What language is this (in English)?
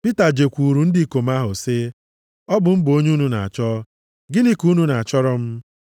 Igbo